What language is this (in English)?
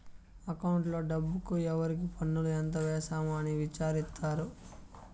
Telugu